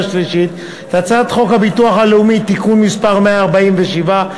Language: Hebrew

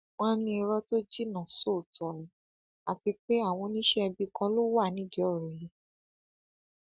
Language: Yoruba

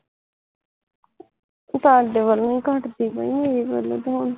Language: Punjabi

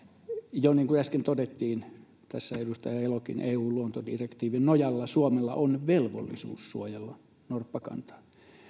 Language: Finnish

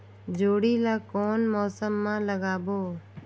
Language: Chhattisgarhi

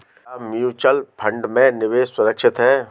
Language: Hindi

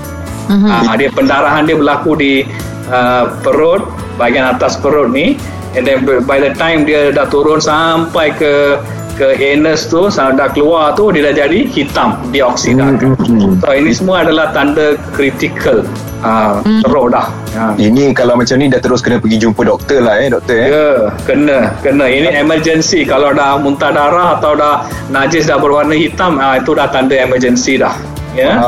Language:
Malay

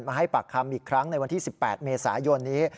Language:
Thai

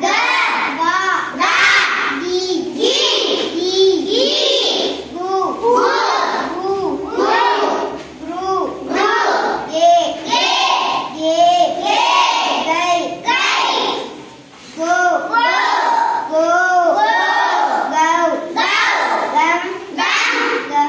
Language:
Thai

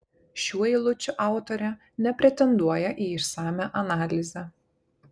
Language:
Lithuanian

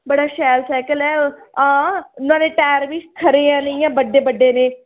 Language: Dogri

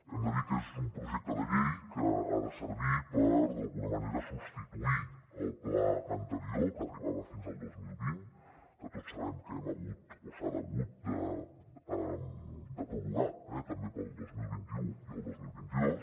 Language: Catalan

